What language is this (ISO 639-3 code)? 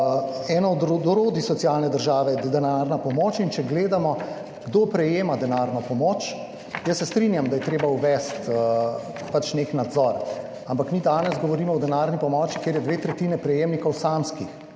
slv